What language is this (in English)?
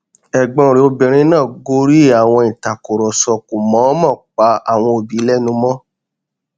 Yoruba